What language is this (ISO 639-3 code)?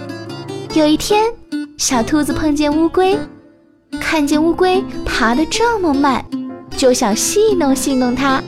zho